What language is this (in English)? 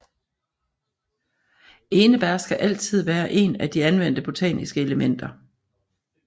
Danish